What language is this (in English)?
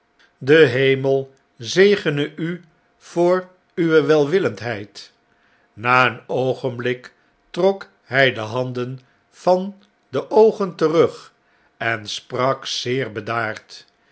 Dutch